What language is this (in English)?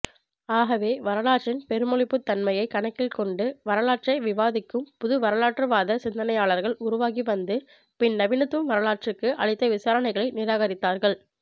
Tamil